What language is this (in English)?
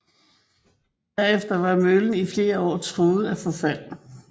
Danish